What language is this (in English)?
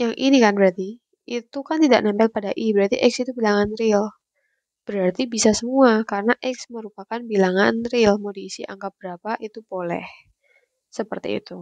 Indonesian